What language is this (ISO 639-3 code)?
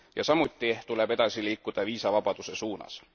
est